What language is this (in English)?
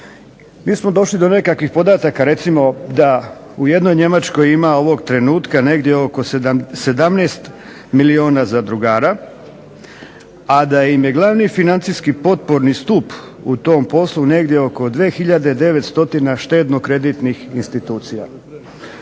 Croatian